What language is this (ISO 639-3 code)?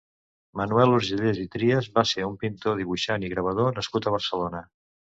cat